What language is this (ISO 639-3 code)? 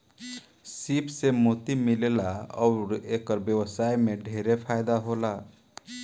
bho